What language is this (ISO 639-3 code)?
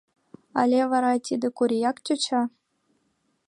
chm